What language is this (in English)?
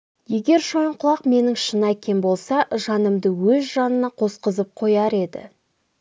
Kazakh